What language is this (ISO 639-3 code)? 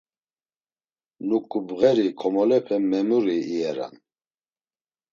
lzz